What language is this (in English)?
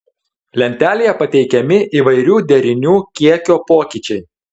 Lithuanian